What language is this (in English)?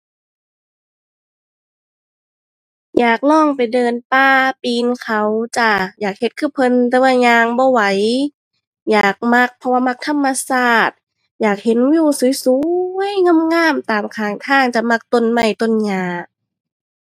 Thai